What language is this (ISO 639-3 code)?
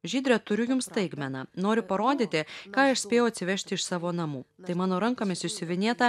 lit